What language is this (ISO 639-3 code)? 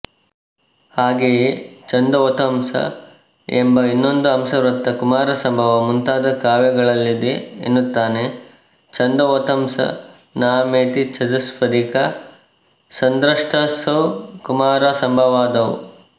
kan